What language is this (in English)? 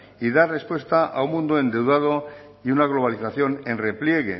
Spanish